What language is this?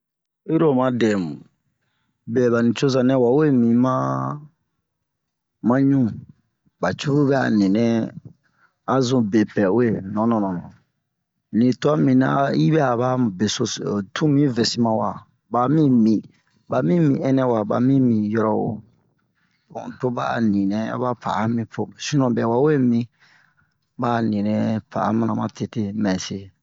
Bomu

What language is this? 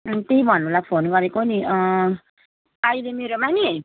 Nepali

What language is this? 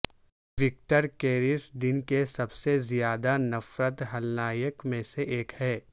Urdu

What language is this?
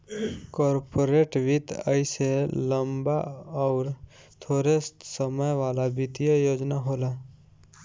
Bhojpuri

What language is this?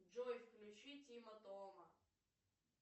Russian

